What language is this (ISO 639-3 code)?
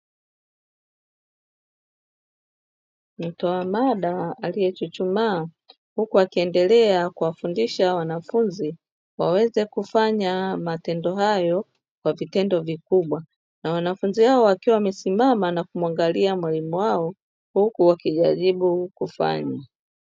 swa